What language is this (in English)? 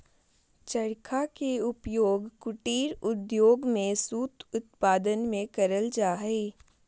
Magahi